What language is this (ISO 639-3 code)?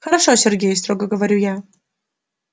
rus